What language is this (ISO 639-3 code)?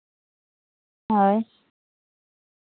sat